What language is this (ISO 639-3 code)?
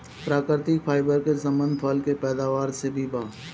bho